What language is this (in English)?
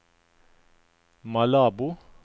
Norwegian